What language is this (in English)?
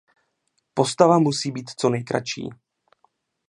Czech